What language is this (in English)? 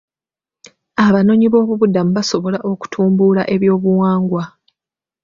Ganda